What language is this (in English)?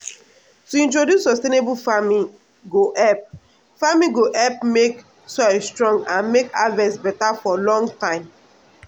Nigerian Pidgin